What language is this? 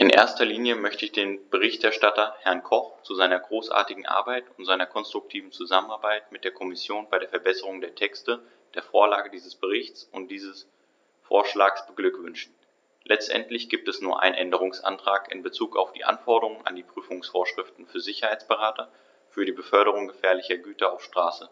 German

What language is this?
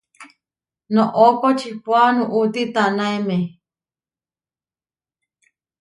Huarijio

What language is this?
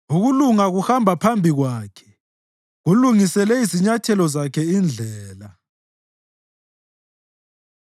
North Ndebele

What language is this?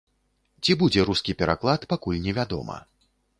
Belarusian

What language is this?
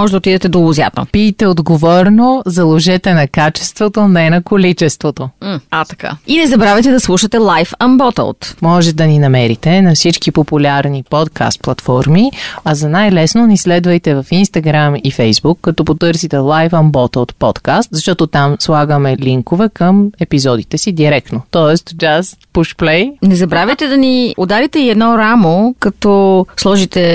Bulgarian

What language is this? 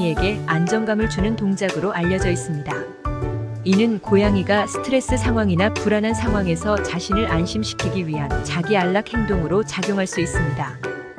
Korean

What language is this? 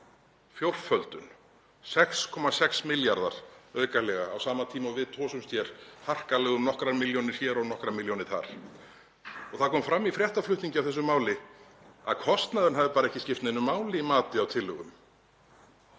Icelandic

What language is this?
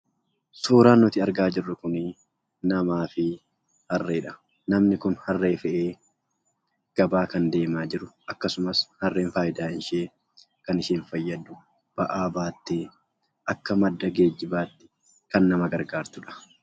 Oromo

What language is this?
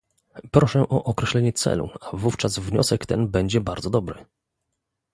Polish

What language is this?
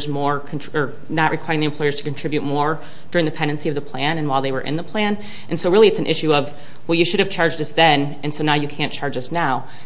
English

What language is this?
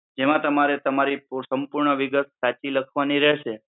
Gujarati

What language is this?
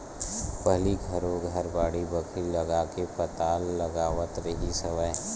Chhattisgarhi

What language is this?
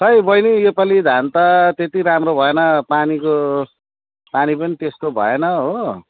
Nepali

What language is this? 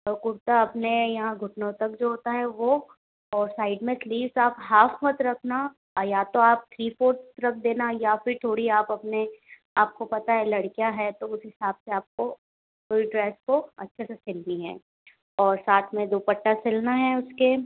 Hindi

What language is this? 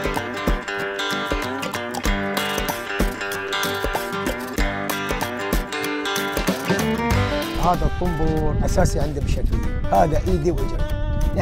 Arabic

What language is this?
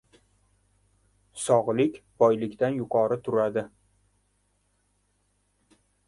Uzbek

